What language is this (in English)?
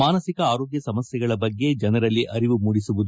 Kannada